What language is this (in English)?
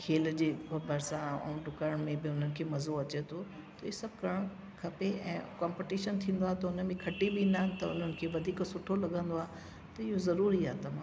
Sindhi